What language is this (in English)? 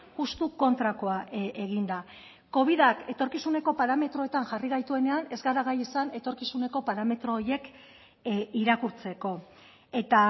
Basque